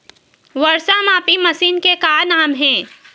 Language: Chhattisgarhi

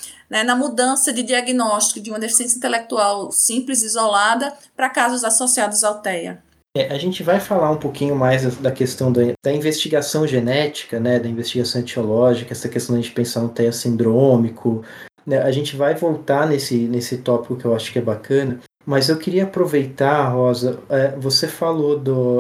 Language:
Portuguese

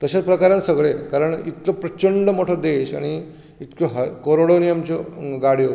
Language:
Konkani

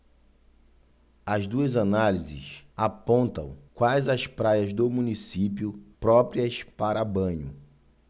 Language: Portuguese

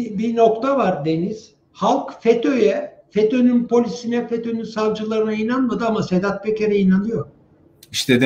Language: Turkish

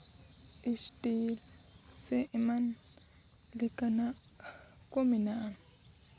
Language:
Santali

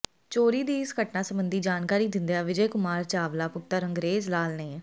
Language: Punjabi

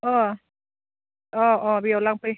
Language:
Bodo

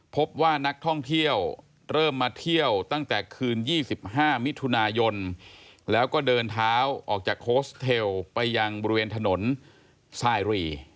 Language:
Thai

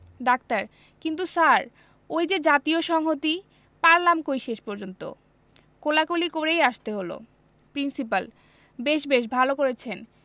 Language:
Bangla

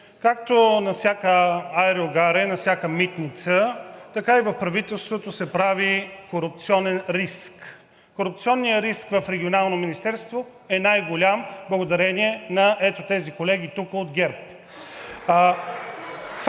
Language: Bulgarian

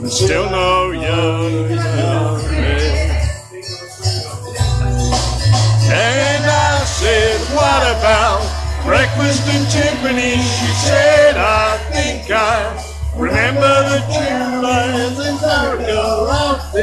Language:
English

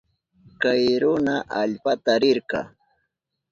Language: Southern Pastaza Quechua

